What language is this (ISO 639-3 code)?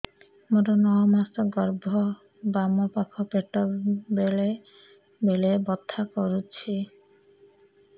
ori